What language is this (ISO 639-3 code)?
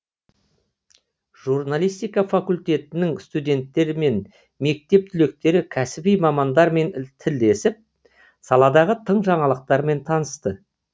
kaz